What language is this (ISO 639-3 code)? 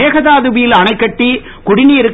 tam